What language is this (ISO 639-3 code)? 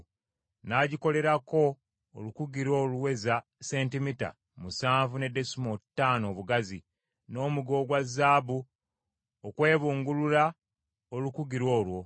lug